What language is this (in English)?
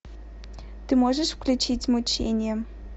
Russian